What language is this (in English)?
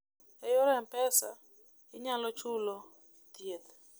Luo (Kenya and Tanzania)